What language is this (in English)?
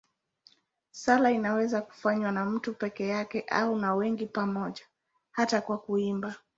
Swahili